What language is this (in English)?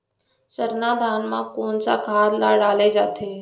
Chhattisgarhi